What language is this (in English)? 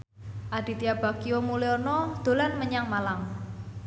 Javanese